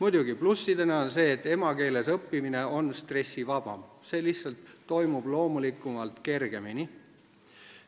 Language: Estonian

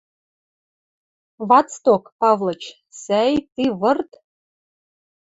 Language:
Western Mari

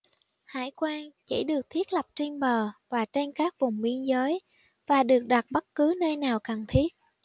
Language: Vietnamese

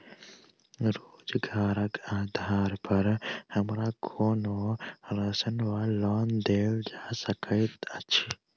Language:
Maithili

